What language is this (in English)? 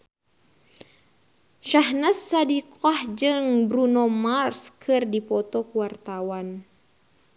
Sundanese